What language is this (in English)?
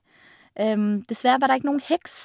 Norwegian